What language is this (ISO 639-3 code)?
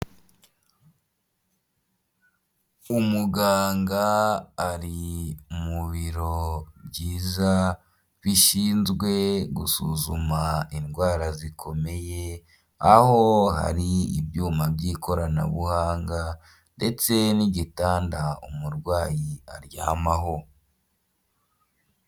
kin